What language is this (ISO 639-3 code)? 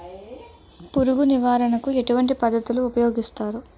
tel